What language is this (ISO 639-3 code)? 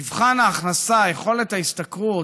heb